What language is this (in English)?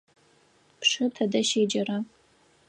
Adyghe